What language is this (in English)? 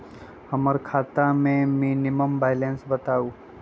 Magahi